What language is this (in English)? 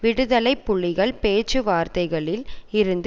Tamil